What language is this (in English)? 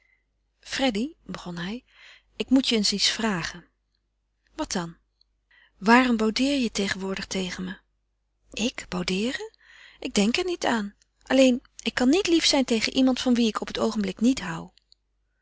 Dutch